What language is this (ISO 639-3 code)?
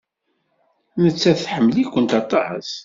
kab